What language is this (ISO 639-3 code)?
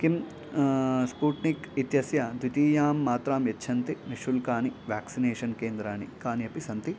san